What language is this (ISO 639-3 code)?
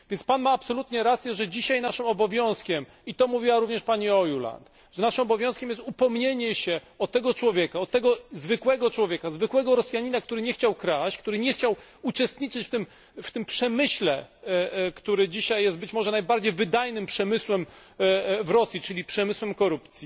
pol